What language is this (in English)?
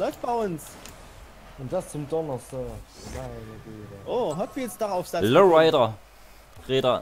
German